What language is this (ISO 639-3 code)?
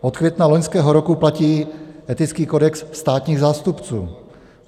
ces